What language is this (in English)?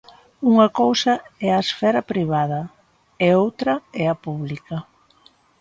Galician